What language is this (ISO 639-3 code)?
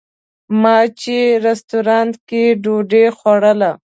pus